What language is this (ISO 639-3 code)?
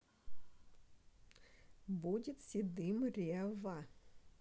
rus